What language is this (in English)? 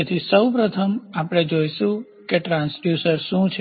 Gujarati